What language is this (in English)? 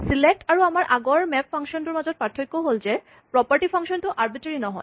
Assamese